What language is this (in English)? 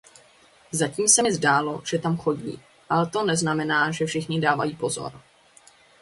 Czech